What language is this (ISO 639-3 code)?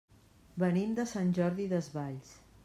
cat